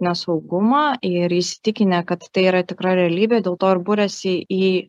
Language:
Lithuanian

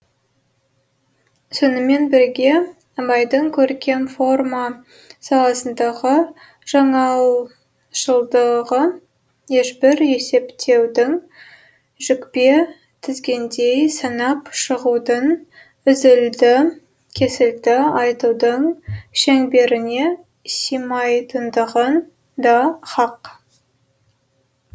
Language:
Kazakh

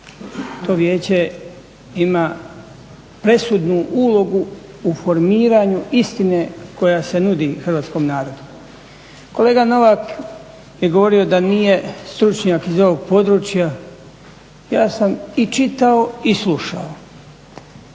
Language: Croatian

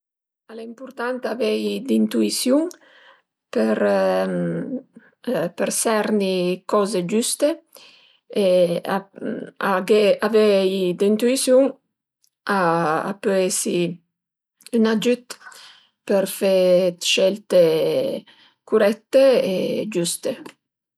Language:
Piedmontese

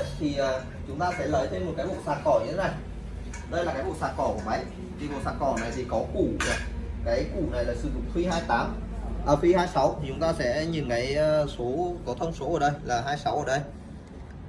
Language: Vietnamese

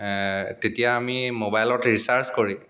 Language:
Assamese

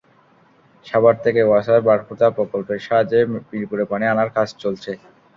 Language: Bangla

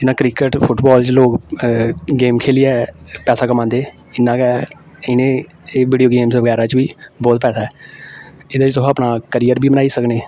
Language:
Dogri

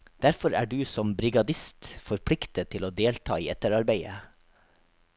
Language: Norwegian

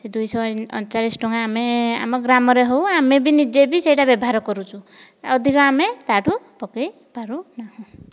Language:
Odia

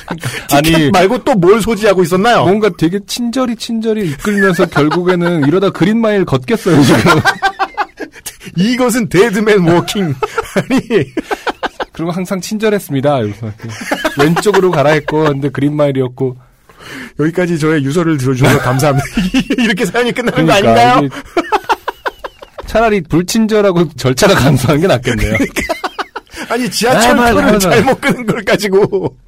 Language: Korean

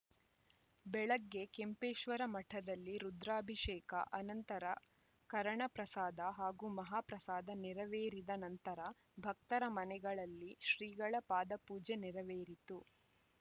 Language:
Kannada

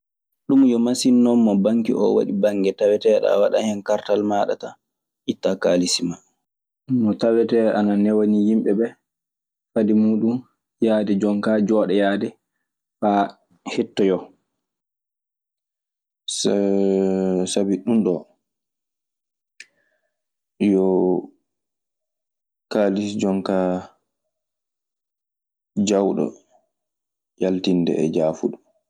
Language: Maasina Fulfulde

